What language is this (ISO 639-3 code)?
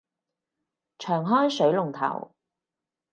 yue